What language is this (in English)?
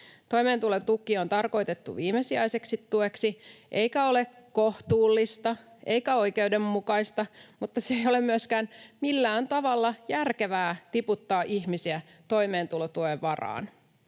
Finnish